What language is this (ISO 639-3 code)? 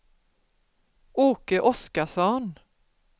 swe